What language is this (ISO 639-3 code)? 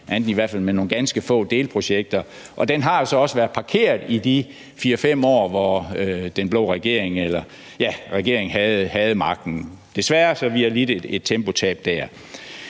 dan